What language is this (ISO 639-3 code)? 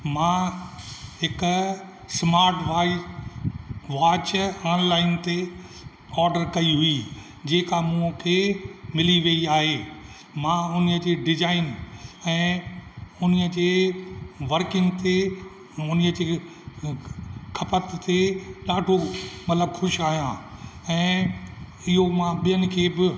snd